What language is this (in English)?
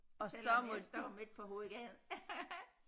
Danish